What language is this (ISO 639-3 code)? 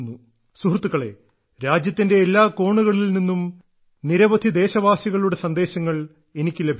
mal